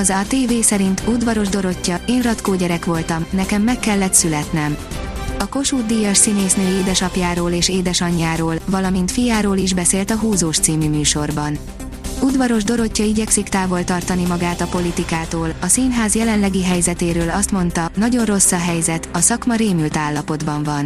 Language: Hungarian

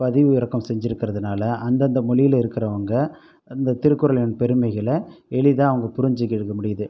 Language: Tamil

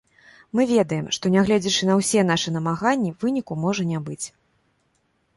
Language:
Belarusian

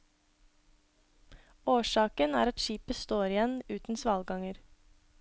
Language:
Norwegian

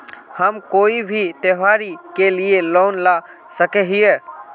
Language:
Magahi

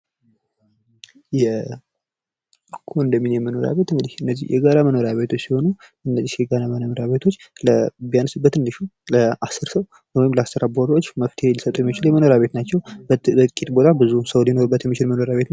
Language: Amharic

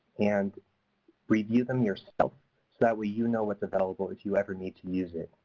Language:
English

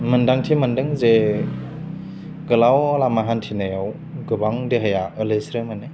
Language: Bodo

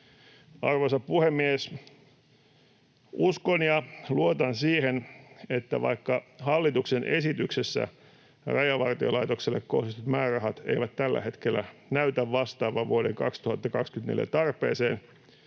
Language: Finnish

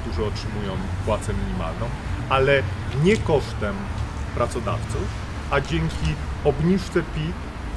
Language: Polish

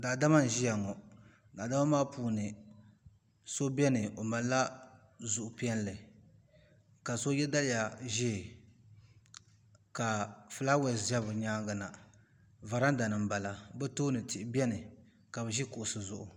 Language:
Dagbani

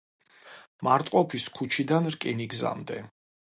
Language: Georgian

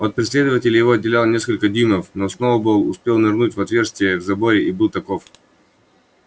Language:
Russian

